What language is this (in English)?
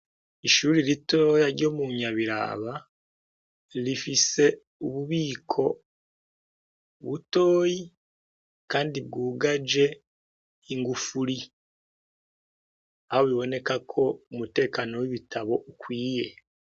Rundi